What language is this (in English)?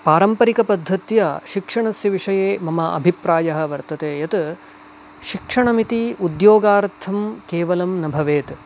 Sanskrit